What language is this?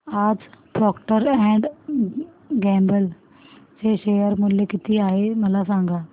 Marathi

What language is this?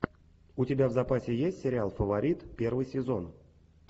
Russian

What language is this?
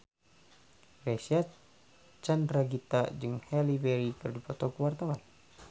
Sundanese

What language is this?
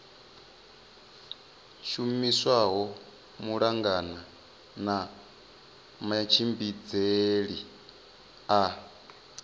Venda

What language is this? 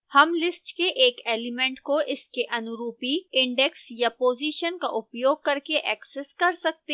Hindi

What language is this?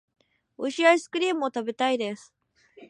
Japanese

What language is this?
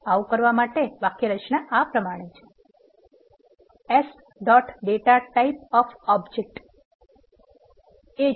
Gujarati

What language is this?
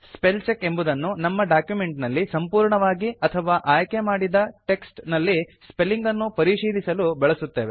Kannada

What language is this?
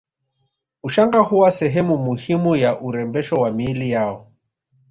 Swahili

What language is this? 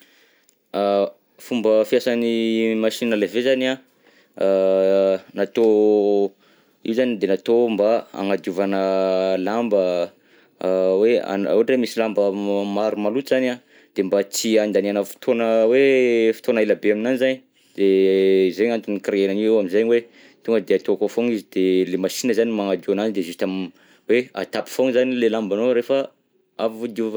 Southern Betsimisaraka Malagasy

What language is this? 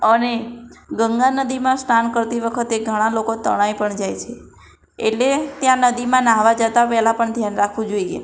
Gujarati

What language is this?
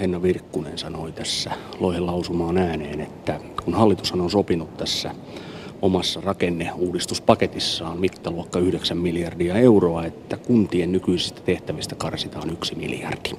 Finnish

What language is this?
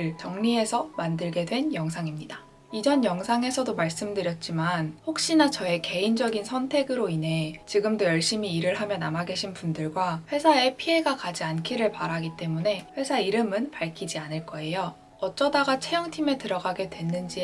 Korean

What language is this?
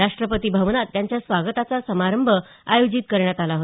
Marathi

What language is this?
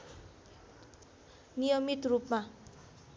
Nepali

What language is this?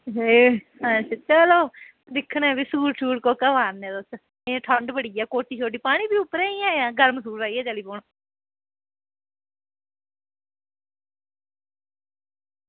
Dogri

